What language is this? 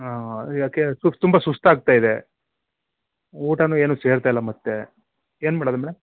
Kannada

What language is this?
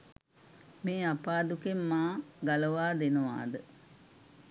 Sinhala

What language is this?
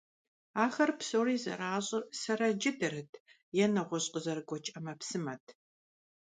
Kabardian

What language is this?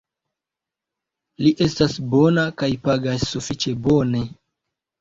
Esperanto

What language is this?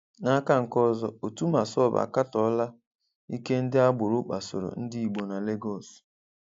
Igbo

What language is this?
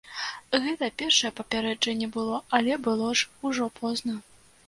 Belarusian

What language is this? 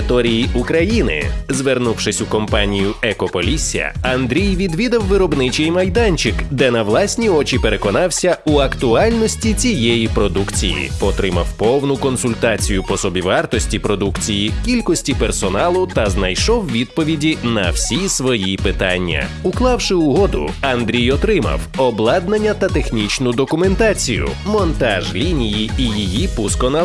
Ukrainian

